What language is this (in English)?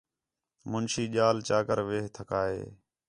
Khetrani